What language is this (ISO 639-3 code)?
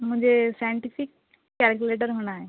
urd